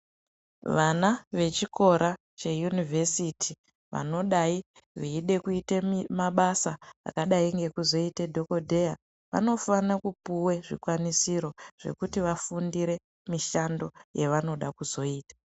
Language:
Ndau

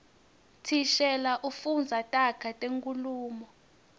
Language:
Swati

